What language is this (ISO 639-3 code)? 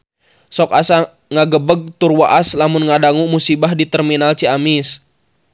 sun